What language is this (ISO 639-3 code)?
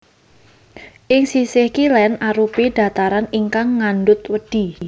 jav